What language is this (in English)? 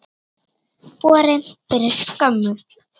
Icelandic